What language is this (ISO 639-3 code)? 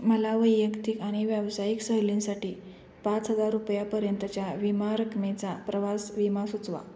mar